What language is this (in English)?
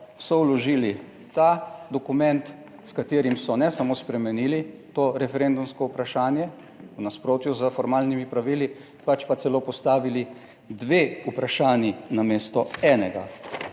Slovenian